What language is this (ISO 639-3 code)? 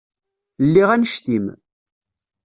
kab